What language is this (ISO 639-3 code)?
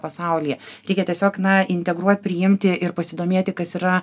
lit